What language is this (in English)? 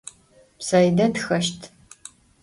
Adyghe